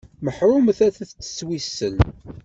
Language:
Kabyle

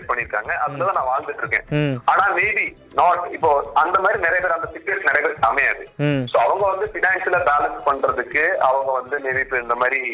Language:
Tamil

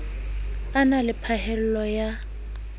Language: Southern Sotho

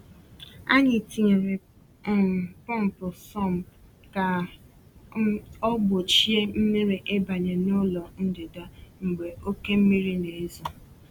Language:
Igbo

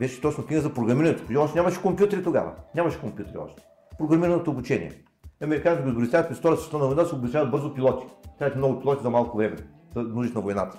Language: Bulgarian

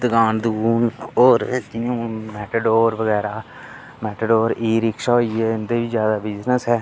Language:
Dogri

